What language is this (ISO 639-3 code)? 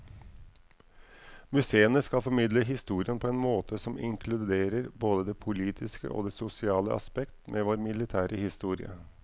nor